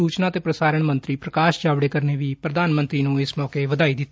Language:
Punjabi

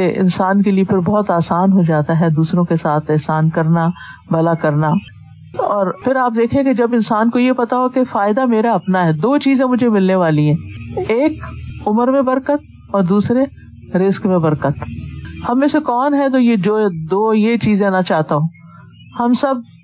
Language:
Urdu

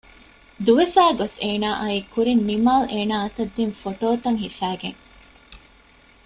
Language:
Divehi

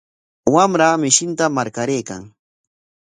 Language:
Corongo Ancash Quechua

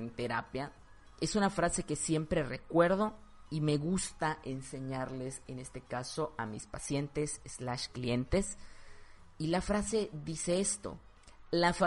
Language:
Spanish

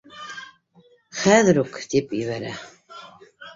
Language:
Bashkir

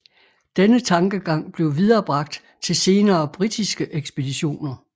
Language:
Danish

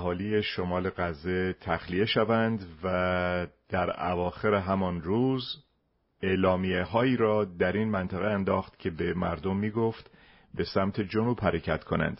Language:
Persian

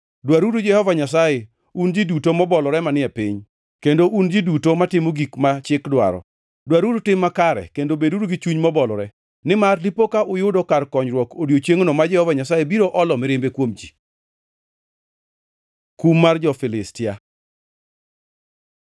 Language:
Luo (Kenya and Tanzania)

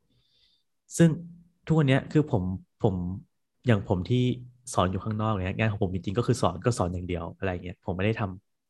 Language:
Thai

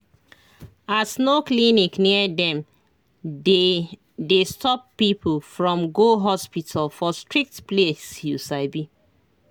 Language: Nigerian Pidgin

